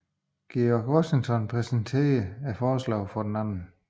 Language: Danish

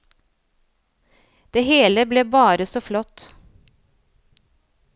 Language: Norwegian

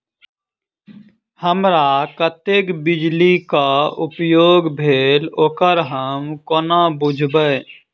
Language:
Maithili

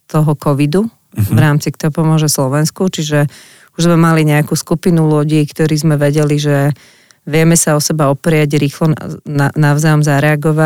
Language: Slovak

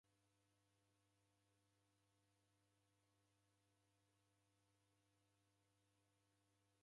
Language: Taita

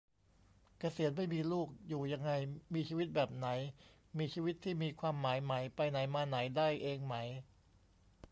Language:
Thai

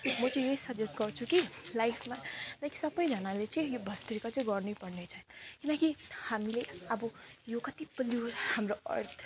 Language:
Nepali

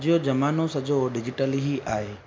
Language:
Sindhi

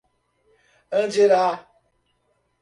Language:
Portuguese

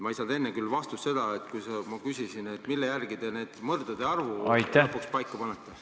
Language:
Estonian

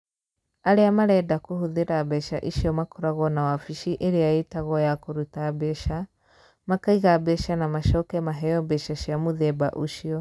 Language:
Kikuyu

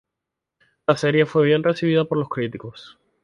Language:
Spanish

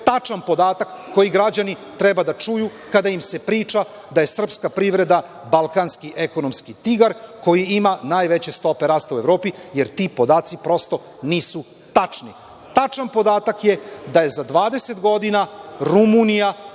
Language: Serbian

